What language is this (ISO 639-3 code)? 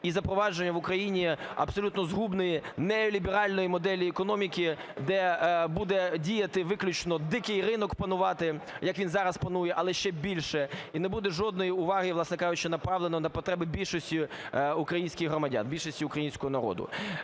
ukr